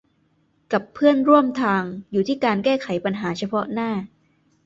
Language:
Thai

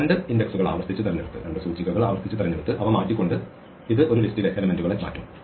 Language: Malayalam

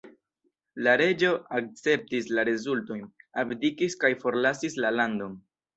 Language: Esperanto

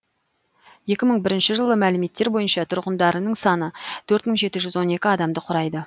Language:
Kazakh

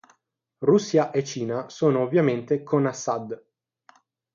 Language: Italian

